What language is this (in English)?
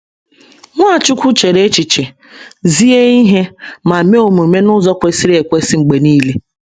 Igbo